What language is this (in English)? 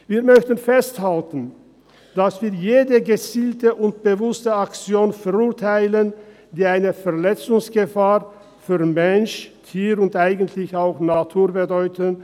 Swiss German